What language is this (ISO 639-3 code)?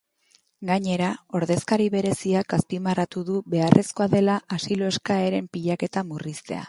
eus